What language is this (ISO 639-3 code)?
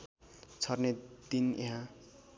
nep